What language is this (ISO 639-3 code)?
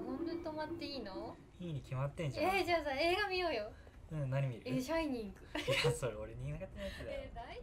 jpn